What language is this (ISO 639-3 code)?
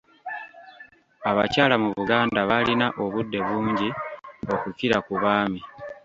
lug